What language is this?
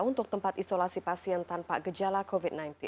Indonesian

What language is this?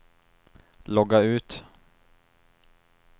Swedish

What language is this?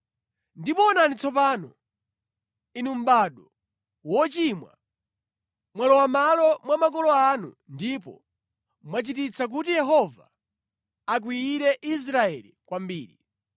Nyanja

